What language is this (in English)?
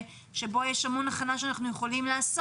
Hebrew